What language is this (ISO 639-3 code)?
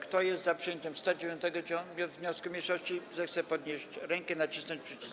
pol